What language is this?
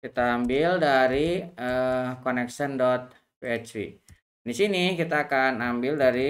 Indonesian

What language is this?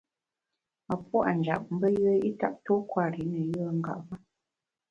Bamun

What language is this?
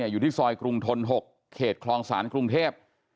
Thai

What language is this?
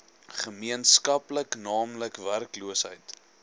Afrikaans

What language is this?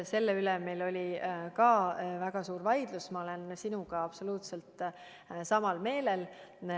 Estonian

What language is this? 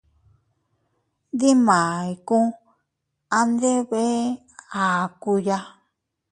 Teutila Cuicatec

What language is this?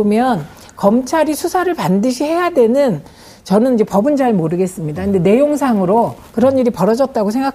Korean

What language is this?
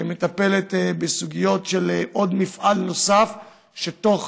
Hebrew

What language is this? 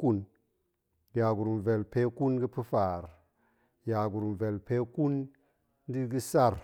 Goemai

